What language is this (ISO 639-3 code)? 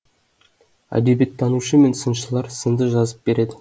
kaz